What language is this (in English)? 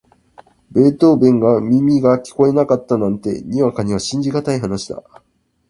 Japanese